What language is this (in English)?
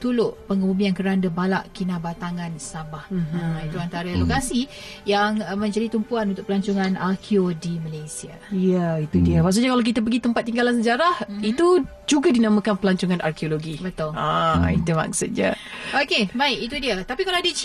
Malay